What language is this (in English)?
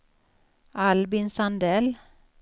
Swedish